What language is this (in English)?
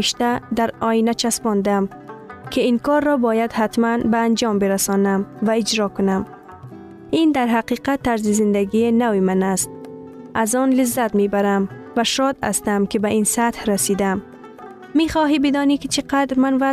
Persian